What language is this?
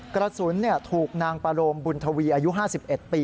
Thai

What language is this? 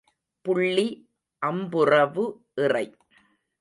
Tamil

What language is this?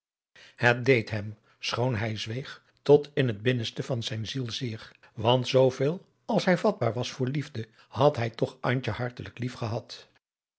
Dutch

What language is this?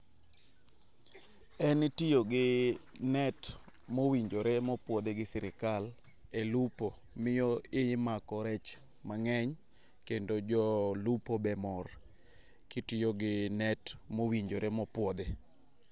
Luo (Kenya and Tanzania)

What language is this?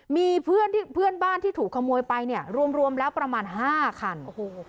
Thai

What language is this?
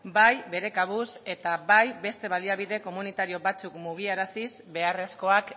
Basque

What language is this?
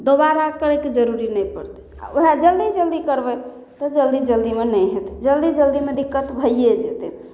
Maithili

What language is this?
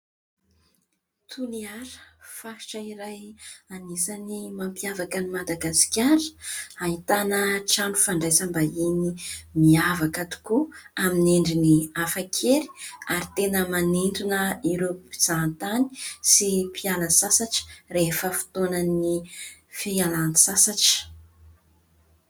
Malagasy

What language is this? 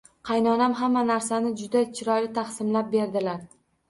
Uzbek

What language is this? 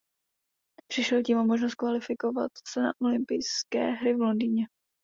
Czech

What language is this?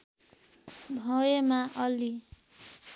Nepali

